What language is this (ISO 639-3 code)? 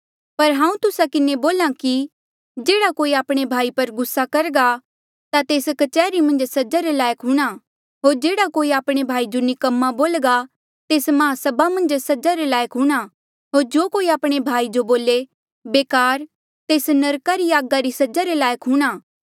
mjl